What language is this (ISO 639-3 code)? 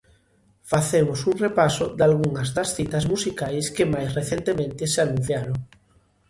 glg